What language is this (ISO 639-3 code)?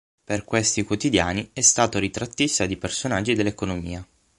ita